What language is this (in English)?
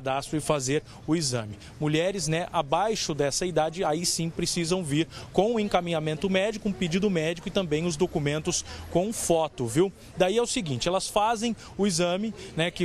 Portuguese